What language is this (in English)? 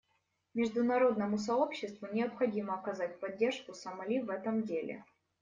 Russian